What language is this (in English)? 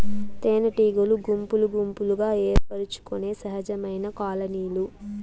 Telugu